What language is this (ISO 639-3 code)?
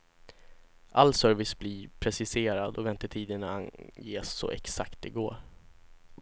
swe